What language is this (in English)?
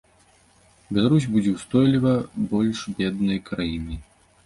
Belarusian